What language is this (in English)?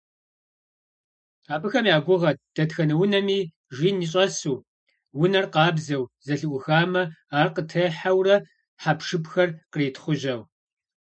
Kabardian